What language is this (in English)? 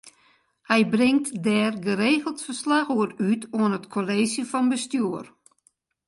Western Frisian